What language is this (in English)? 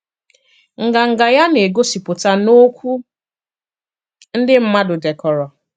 Igbo